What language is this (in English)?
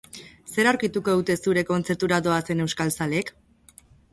Basque